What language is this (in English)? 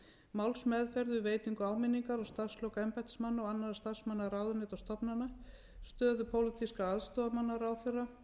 Icelandic